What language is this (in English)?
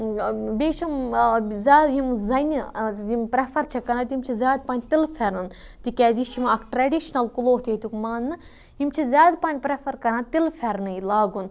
Kashmiri